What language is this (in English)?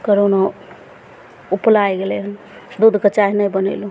Maithili